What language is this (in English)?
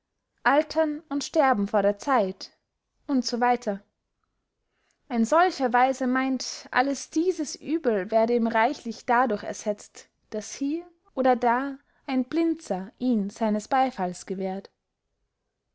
German